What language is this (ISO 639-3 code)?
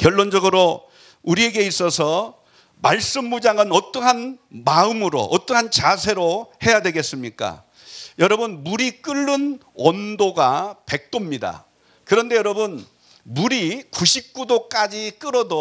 kor